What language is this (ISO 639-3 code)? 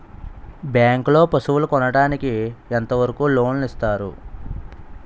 tel